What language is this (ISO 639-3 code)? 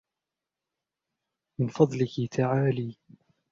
ara